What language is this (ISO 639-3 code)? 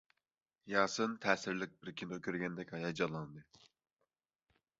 uig